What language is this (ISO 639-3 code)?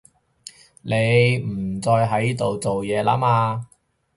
yue